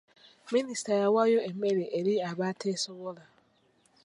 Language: Ganda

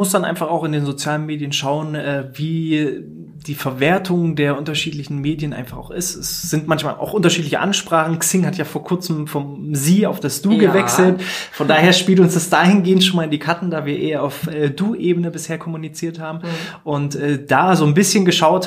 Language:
German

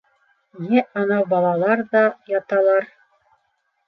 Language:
Bashkir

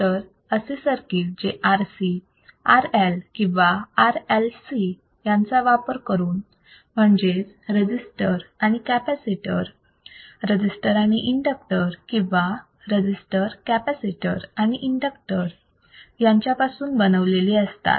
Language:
Marathi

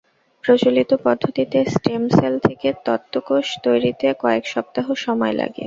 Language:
Bangla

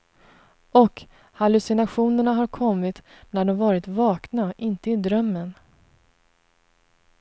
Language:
Swedish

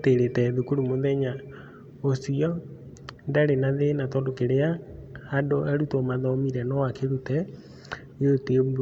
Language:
Kikuyu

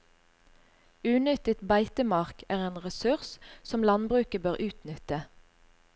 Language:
Norwegian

